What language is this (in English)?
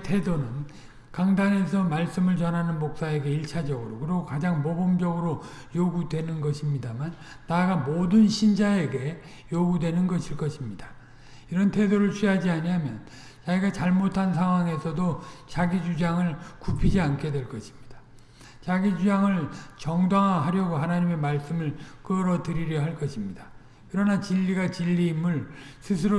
Korean